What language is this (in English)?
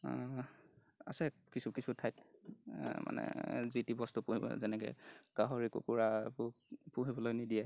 Assamese